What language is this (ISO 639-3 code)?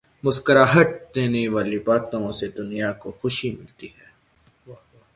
urd